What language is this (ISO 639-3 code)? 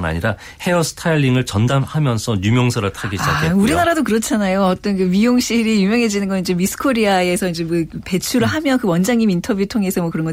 kor